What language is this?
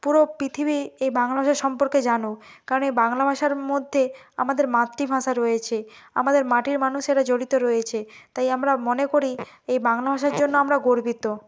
Bangla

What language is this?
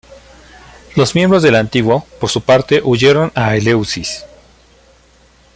Spanish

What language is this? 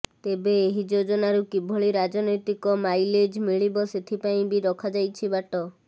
Odia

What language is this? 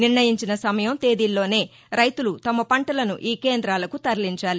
Telugu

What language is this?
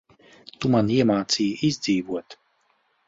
Latvian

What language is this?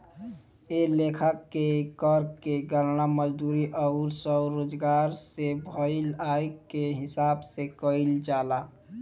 Bhojpuri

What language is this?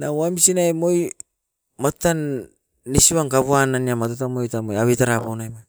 Askopan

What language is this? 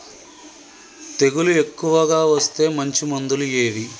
Telugu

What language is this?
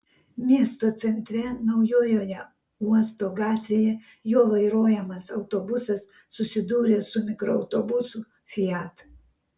Lithuanian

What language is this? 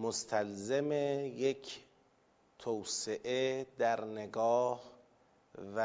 Persian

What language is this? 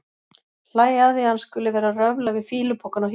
Icelandic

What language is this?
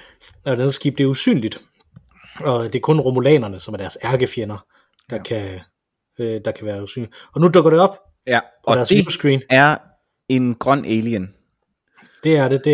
Danish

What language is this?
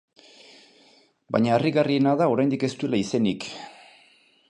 Basque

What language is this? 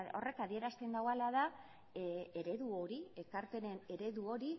Basque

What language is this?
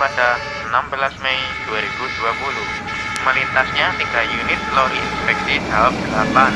Indonesian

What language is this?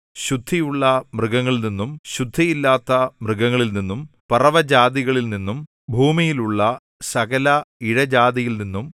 Malayalam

